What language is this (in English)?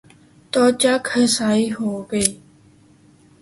Urdu